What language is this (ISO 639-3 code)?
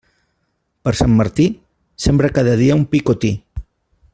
cat